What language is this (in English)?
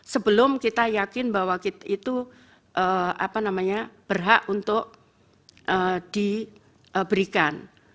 Indonesian